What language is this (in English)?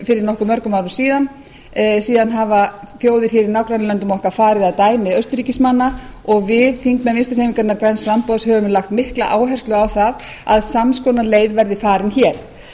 Icelandic